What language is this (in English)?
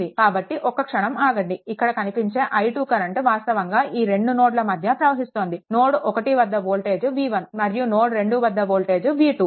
Telugu